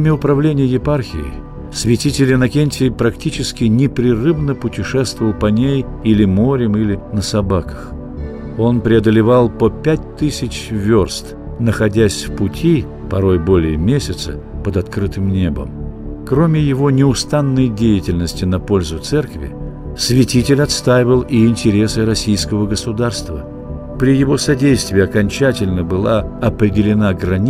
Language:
Russian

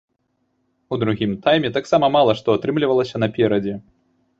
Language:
Belarusian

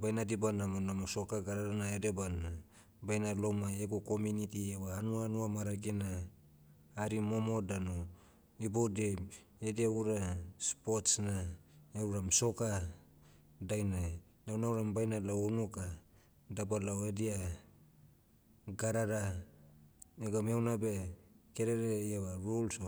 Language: Motu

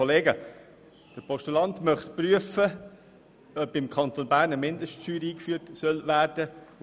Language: Swiss German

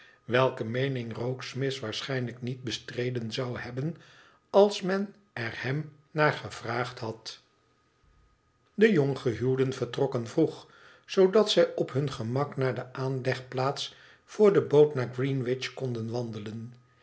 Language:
Dutch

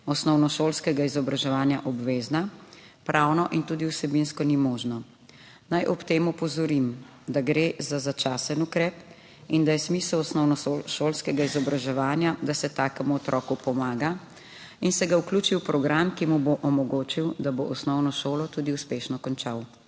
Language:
Slovenian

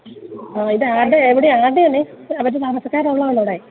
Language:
Malayalam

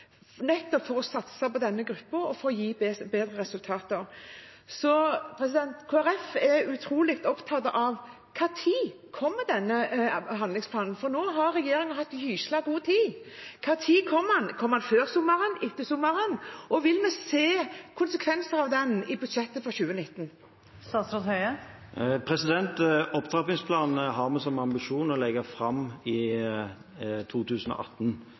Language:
Norwegian Bokmål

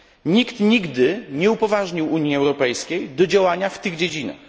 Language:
Polish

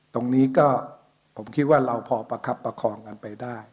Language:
Thai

